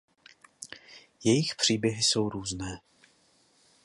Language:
Czech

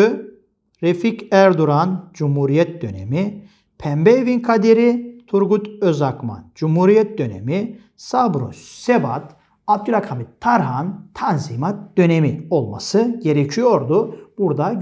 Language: Turkish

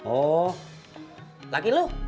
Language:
Indonesian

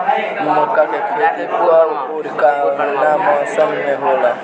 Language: Bhojpuri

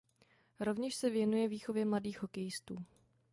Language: Czech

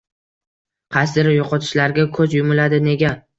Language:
Uzbek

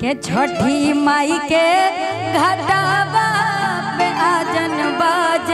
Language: Hindi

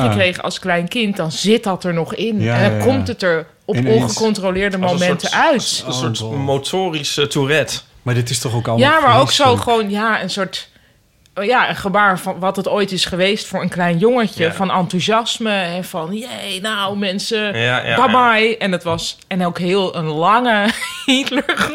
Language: Dutch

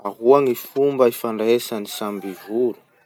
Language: Masikoro Malagasy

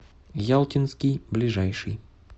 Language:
Russian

